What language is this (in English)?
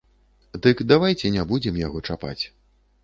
Belarusian